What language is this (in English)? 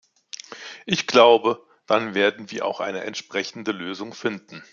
German